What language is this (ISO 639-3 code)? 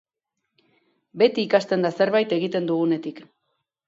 eus